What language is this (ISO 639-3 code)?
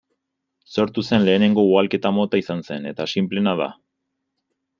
eus